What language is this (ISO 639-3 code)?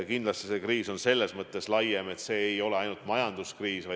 est